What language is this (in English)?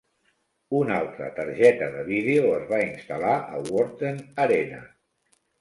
Catalan